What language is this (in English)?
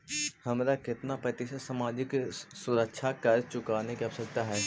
Magahi